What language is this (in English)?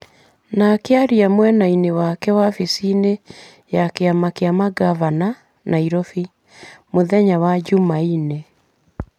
Kikuyu